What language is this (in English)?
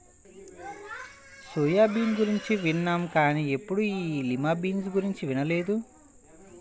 Telugu